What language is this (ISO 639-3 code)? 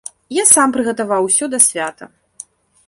bel